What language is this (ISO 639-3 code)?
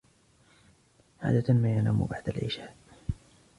ara